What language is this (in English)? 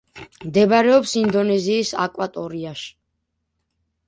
Georgian